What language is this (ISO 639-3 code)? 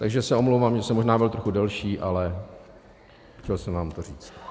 ces